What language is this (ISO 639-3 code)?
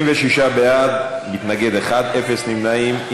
heb